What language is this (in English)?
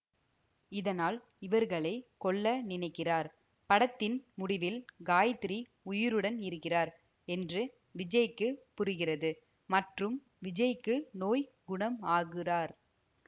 Tamil